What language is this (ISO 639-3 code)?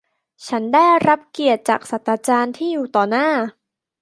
tha